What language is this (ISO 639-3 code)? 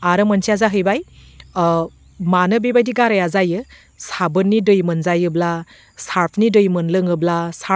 brx